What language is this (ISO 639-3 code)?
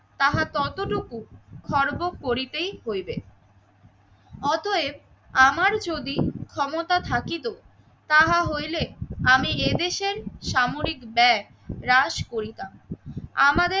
ben